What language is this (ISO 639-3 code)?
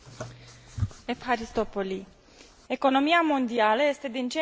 ron